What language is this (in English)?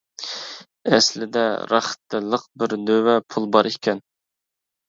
Uyghur